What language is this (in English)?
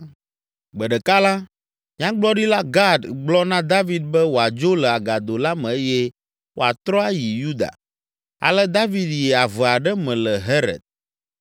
Ewe